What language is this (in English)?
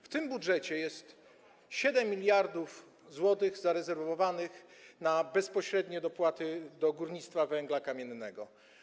Polish